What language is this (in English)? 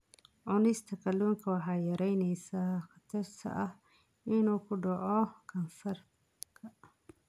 Somali